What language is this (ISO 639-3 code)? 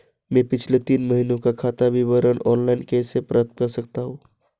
hin